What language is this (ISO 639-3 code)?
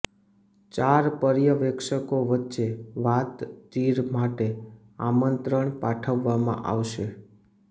guj